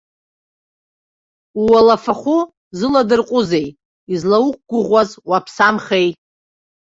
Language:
Abkhazian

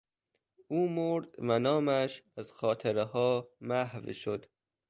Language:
Persian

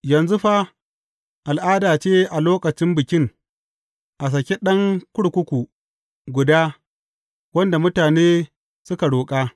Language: Hausa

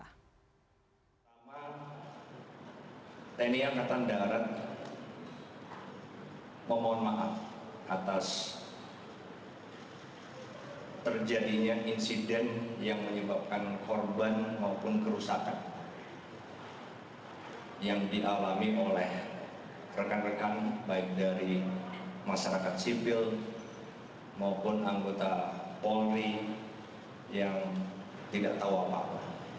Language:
Indonesian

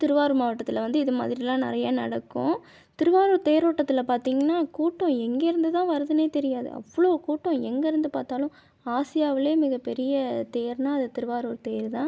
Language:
Tamil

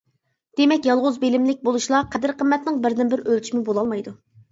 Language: Uyghur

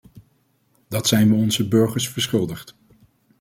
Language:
Dutch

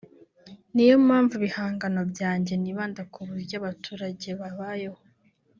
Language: Kinyarwanda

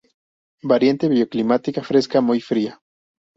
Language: Spanish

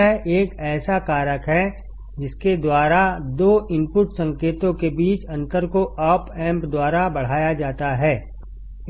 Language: Hindi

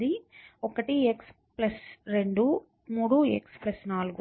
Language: Telugu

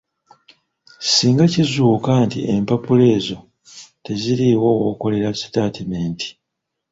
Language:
Ganda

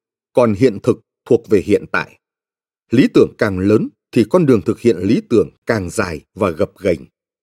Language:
Vietnamese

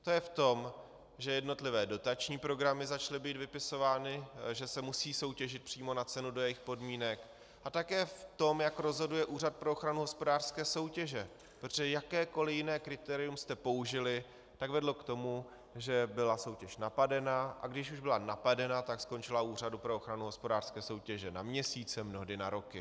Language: Czech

